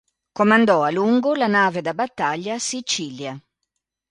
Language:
Italian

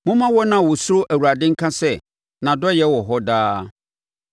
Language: Akan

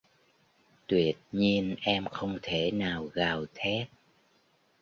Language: Vietnamese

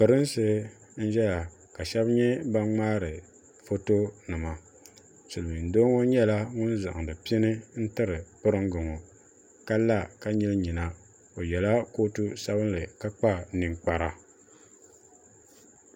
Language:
Dagbani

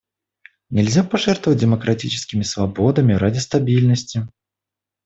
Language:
Russian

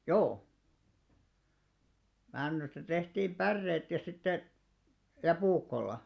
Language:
Finnish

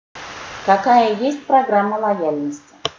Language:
Russian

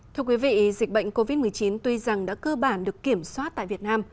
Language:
Vietnamese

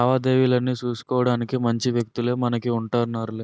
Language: Telugu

